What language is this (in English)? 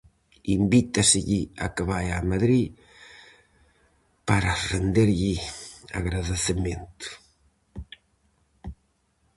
Galician